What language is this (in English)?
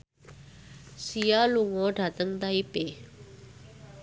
Javanese